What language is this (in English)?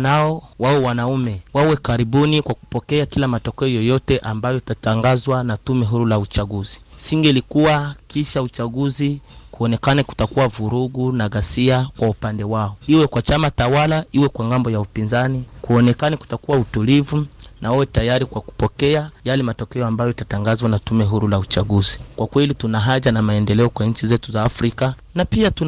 Swahili